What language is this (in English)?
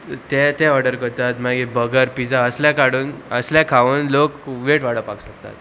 Konkani